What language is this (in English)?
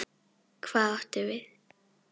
Icelandic